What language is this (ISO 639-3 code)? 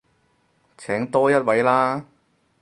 yue